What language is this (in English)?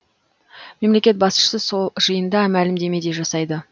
Kazakh